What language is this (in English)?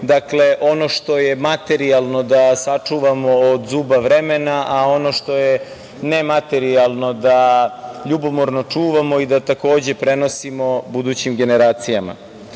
Serbian